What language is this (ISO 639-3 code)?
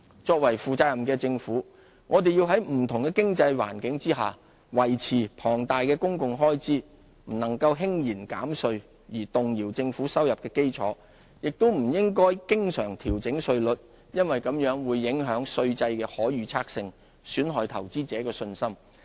yue